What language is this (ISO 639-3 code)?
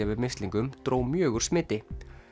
isl